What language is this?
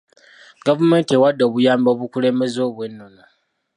Ganda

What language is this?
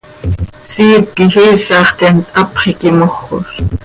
Seri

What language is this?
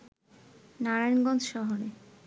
Bangla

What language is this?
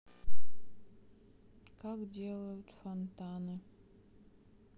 Russian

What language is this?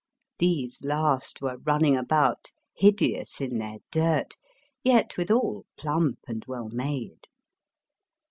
English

